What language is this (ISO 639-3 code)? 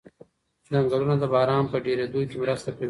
pus